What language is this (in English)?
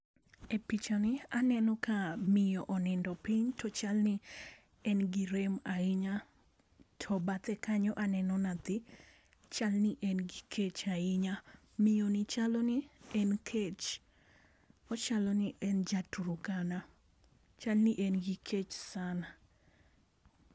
Luo (Kenya and Tanzania)